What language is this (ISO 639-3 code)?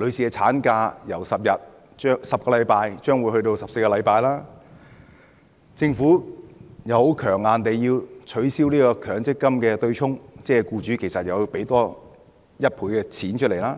yue